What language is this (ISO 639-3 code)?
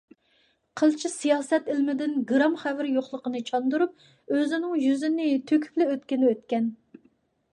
uig